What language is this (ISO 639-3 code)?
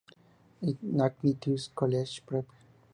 spa